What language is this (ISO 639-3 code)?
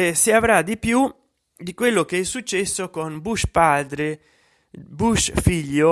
ita